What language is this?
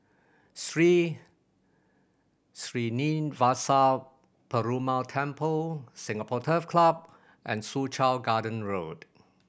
English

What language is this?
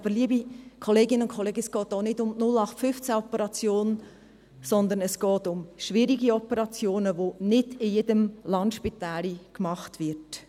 Swiss German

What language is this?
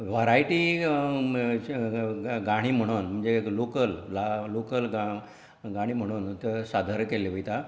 Konkani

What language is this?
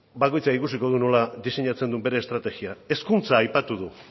Basque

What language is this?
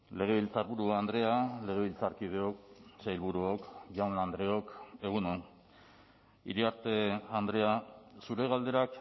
Basque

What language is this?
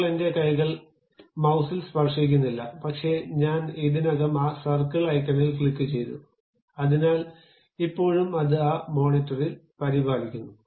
Malayalam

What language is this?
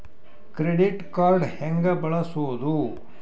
Kannada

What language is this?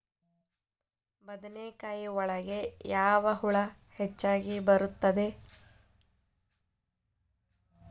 Kannada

